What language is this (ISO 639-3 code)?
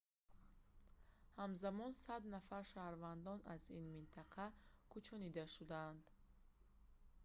tgk